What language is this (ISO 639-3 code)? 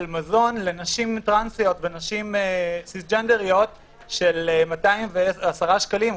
heb